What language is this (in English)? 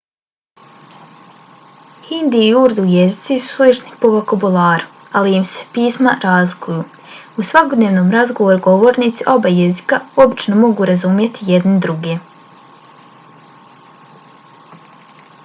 Bosnian